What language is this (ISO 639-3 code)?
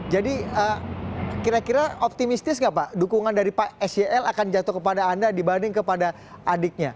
ind